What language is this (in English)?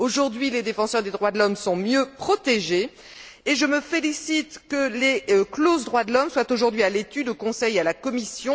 French